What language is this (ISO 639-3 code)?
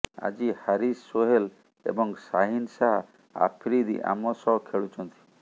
ori